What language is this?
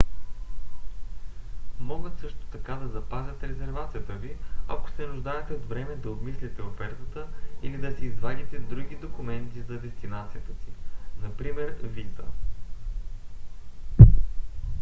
Bulgarian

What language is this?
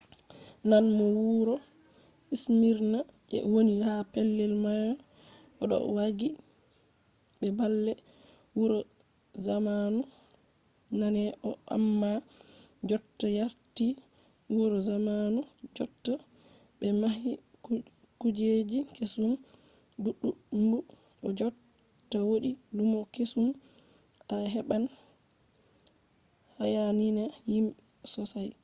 Fula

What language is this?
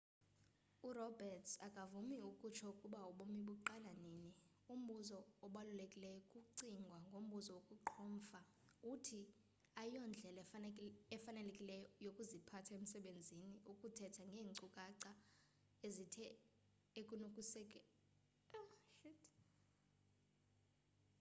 Xhosa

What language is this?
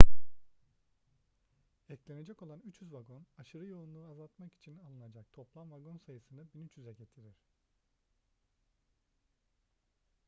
Turkish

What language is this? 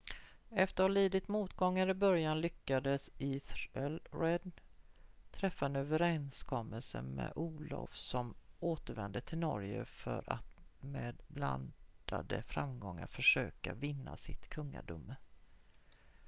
Swedish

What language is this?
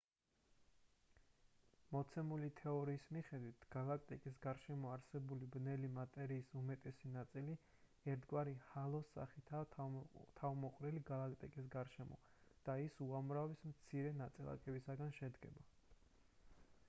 Georgian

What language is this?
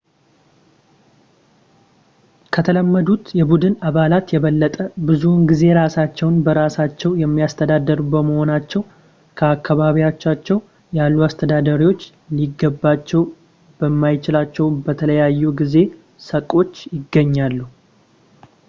Amharic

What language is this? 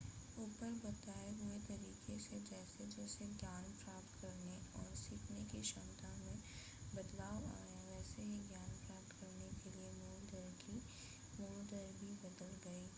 Hindi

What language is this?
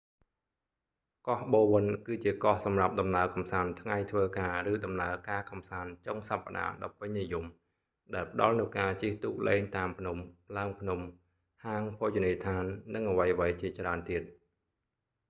Khmer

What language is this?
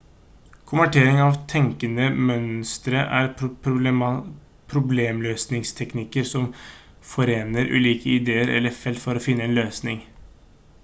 Norwegian Bokmål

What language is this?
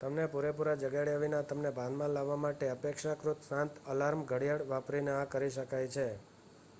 Gujarati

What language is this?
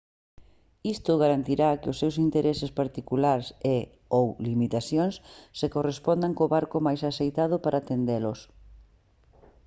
Galician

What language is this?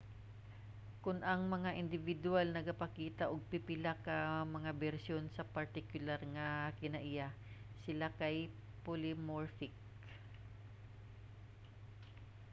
Cebuano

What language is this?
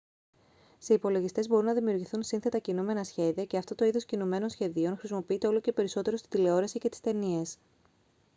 Greek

